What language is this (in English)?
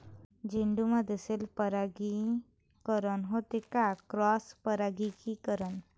Marathi